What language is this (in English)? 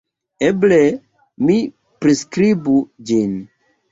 Esperanto